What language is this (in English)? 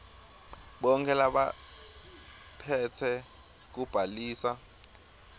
Swati